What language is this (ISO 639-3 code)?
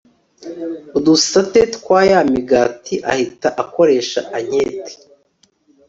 kin